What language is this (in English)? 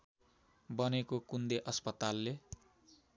Nepali